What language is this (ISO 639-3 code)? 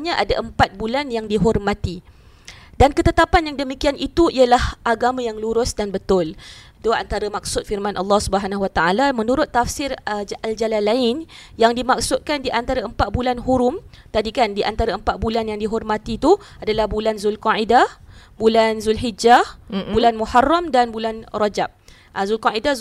msa